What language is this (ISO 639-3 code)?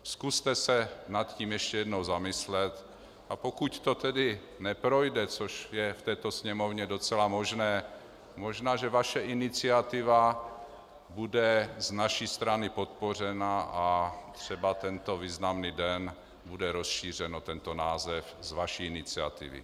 ces